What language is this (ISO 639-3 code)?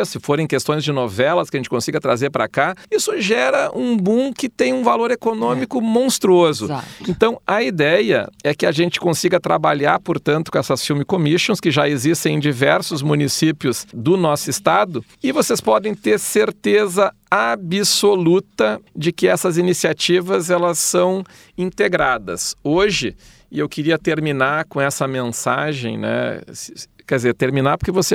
por